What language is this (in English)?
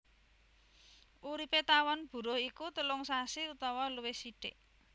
Javanese